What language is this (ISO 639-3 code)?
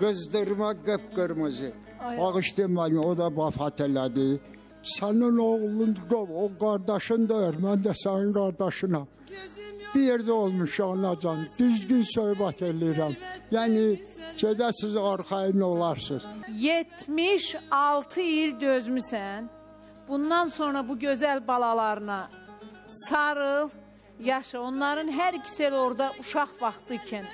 tur